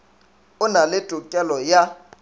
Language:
Northern Sotho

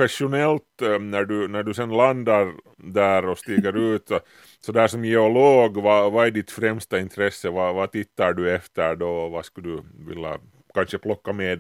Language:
Swedish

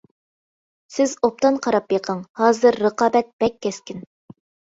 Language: Uyghur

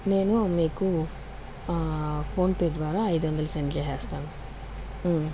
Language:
Telugu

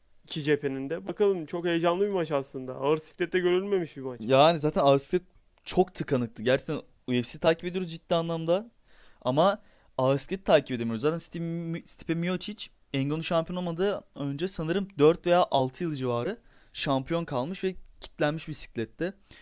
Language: Turkish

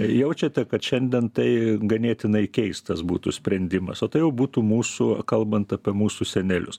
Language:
Lithuanian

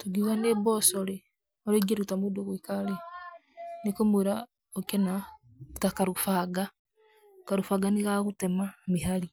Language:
Kikuyu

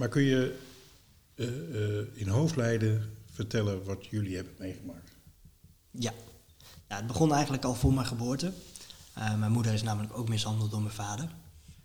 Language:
Dutch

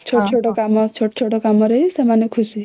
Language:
Odia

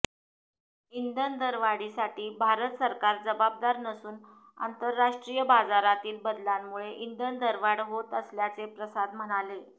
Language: Marathi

